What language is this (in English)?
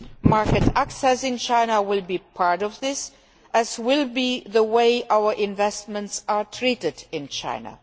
English